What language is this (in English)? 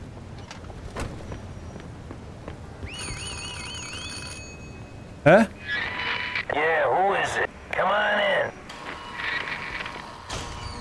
Hungarian